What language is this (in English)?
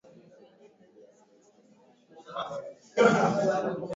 Swahili